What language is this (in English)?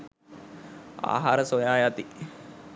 Sinhala